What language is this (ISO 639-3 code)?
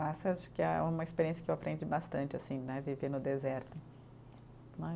por